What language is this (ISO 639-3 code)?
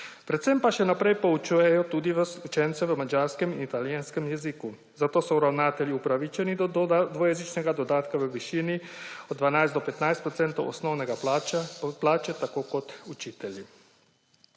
slv